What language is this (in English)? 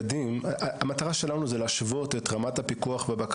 Hebrew